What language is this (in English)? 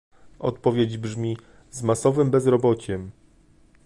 Polish